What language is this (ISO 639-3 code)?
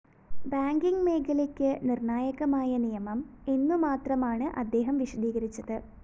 mal